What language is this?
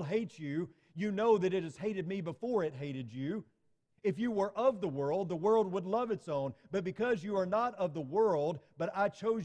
English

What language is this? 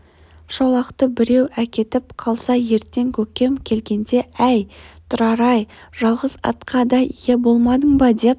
Kazakh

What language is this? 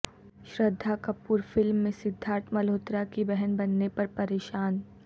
Urdu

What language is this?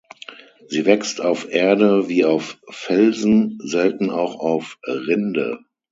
German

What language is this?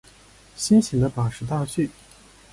Chinese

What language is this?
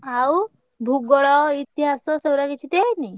Odia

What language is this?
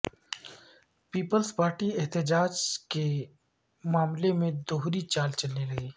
Urdu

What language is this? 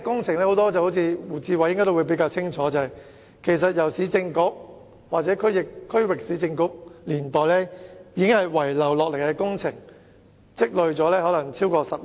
Cantonese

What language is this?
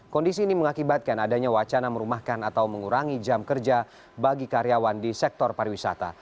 Indonesian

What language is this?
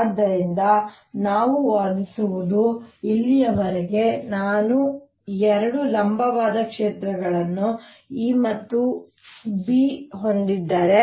Kannada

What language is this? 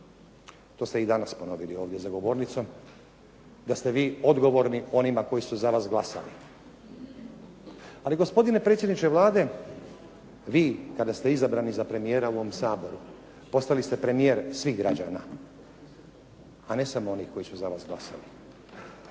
Croatian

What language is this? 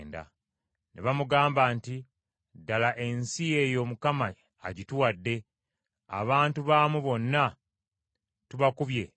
Ganda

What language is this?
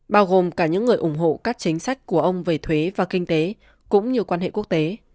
Vietnamese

